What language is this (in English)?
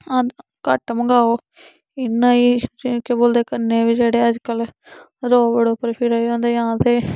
Dogri